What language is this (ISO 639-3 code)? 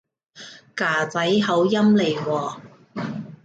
yue